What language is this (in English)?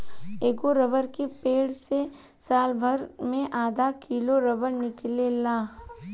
Bhojpuri